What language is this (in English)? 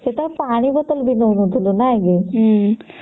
Odia